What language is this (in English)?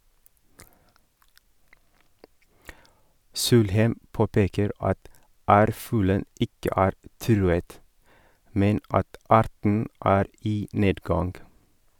Norwegian